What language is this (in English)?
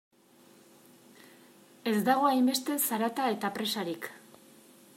Basque